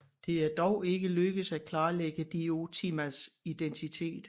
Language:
Danish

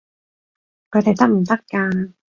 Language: Cantonese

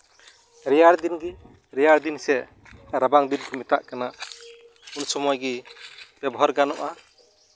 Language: Santali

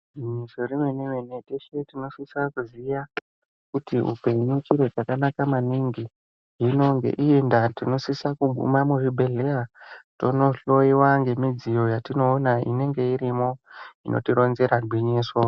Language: Ndau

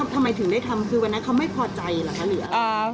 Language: Thai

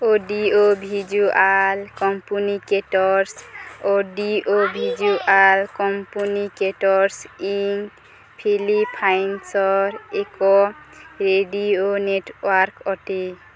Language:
Odia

